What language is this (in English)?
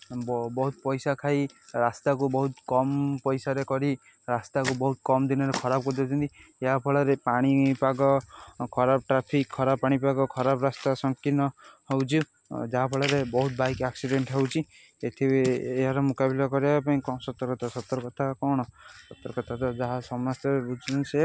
Odia